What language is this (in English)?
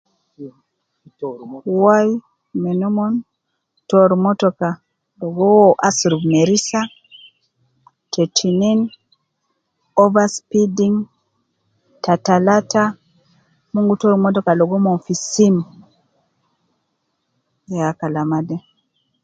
Nubi